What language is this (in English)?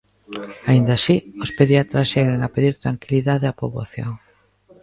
Galician